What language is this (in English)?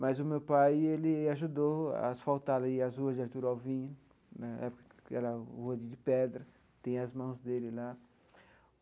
Portuguese